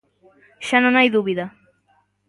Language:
Galician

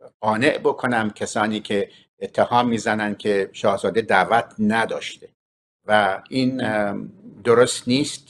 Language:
Persian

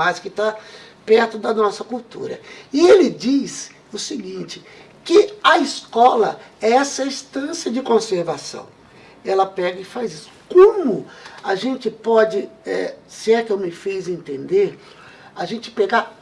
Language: Portuguese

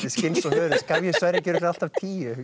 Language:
Icelandic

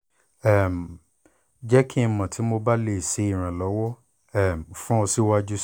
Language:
Yoruba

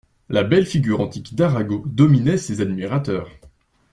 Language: French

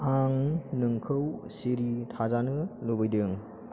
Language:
Bodo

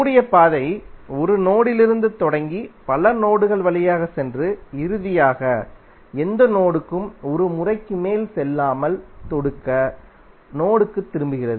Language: Tamil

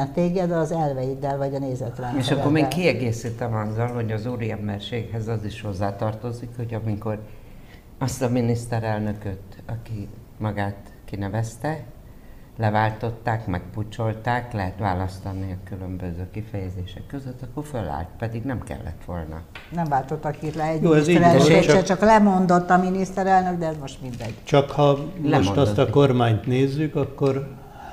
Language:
Hungarian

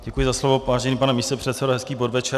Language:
Czech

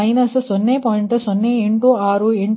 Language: Kannada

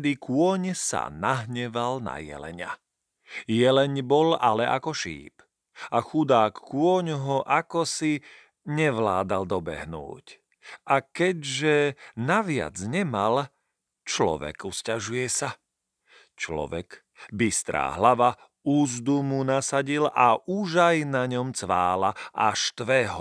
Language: Slovak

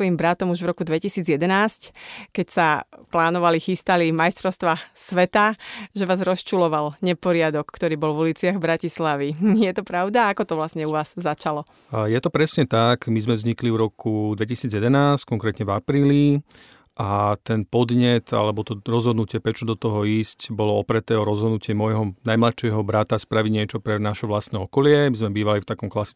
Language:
Slovak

